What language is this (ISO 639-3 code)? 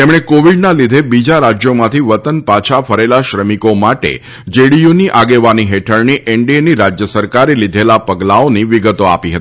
guj